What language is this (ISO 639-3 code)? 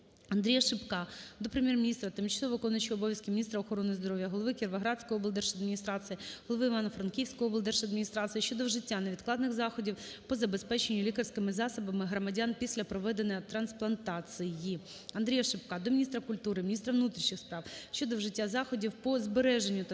ukr